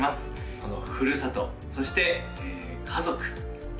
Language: Japanese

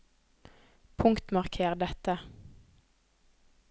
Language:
Norwegian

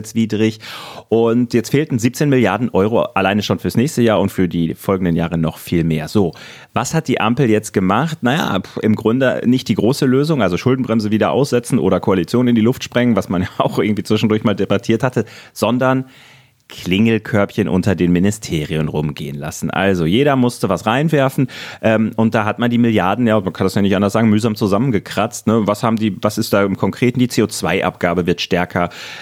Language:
German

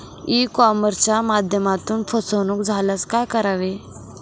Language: Marathi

